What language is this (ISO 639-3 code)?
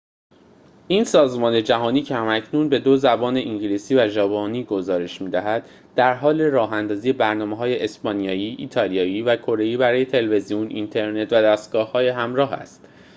fas